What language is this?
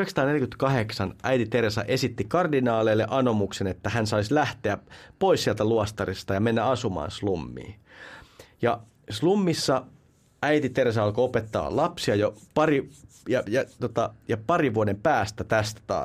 Finnish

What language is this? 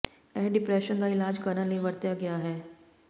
Punjabi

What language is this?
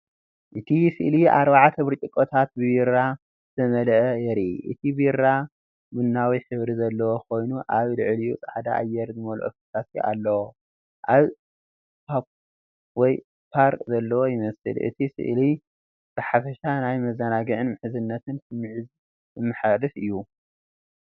Tigrinya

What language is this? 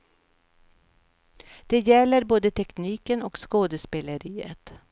Swedish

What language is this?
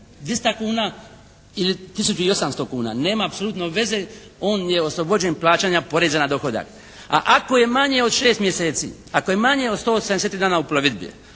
Croatian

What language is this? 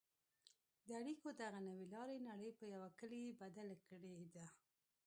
Pashto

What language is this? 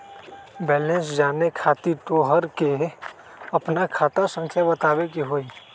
Magahi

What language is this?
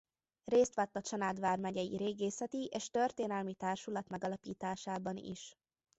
Hungarian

